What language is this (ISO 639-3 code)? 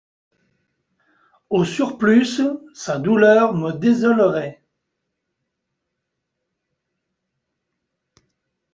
fra